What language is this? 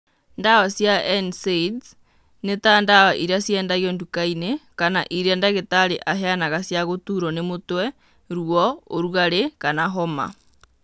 Kikuyu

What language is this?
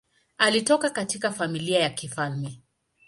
Swahili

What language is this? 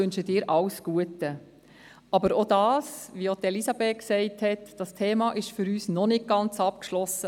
Swiss German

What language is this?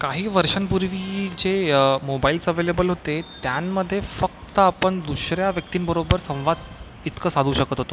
Marathi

